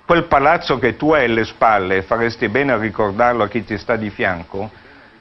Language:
Italian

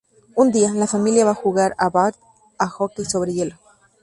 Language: Spanish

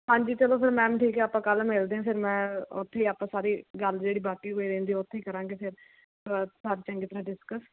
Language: Punjabi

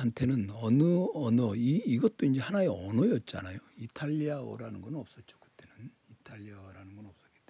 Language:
Korean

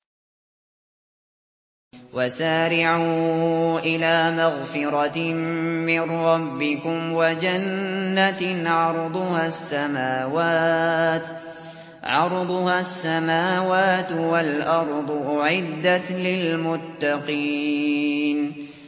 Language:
Arabic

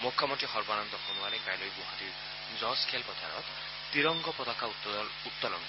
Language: Assamese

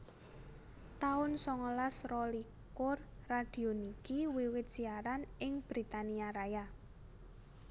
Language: Javanese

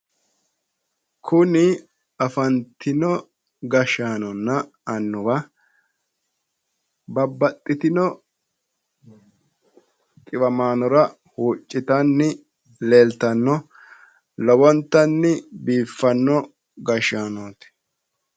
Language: Sidamo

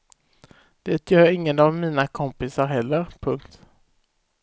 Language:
Swedish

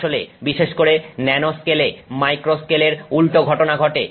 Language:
Bangla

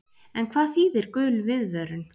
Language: Icelandic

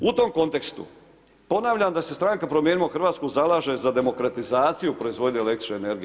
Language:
Croatian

